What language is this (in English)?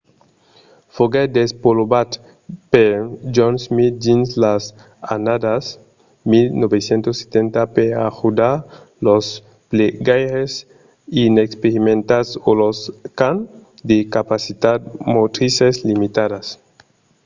Occitan